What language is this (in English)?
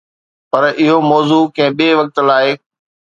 Sindhi